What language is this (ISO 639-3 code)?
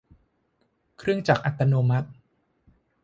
tha